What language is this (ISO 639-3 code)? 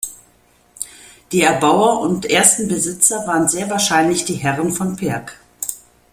deu